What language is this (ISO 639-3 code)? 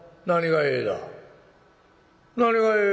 jpn